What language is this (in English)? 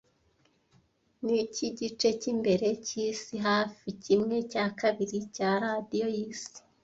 Kinyarwanda